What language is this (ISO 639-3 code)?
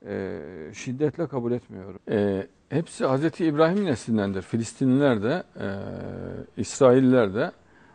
tur